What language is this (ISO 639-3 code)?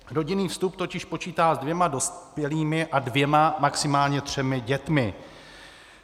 ces